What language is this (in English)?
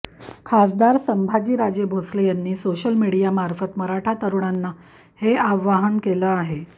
Marathi